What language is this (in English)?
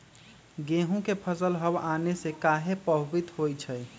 Magahi